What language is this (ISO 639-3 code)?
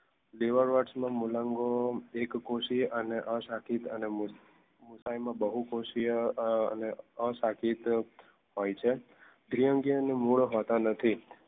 guj